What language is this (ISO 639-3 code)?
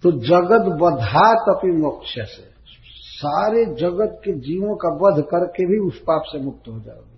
hin